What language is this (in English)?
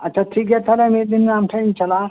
Santali